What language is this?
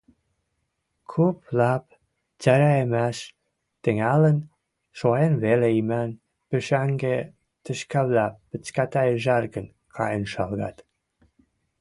Western Mari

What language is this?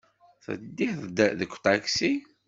Kabyle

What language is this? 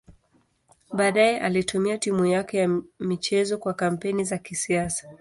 Swahili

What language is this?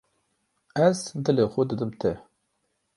Kurdish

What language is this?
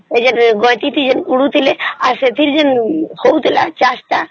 Odia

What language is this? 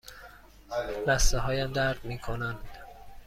Persian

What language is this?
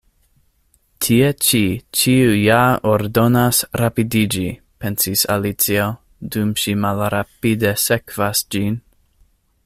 Esperanto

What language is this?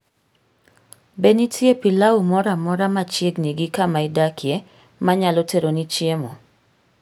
Luo (Kenya and Tanzania)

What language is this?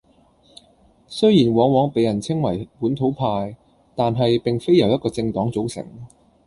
Cantonese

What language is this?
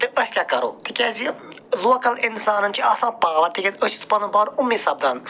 Kashmiri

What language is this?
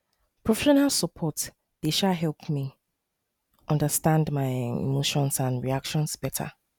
Nigerian Pidgin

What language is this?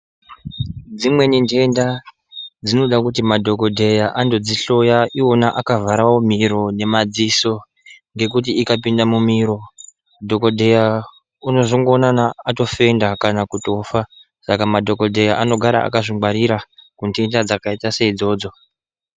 Ndau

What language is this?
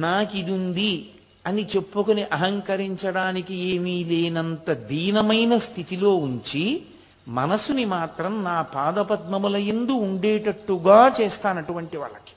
Telugu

